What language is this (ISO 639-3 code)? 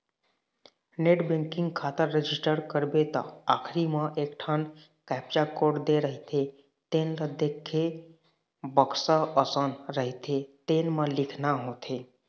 hne